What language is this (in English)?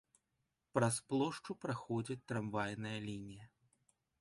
Belarusian